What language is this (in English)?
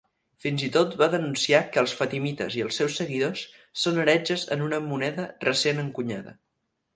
Catalan